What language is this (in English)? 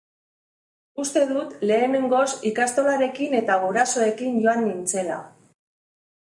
Basque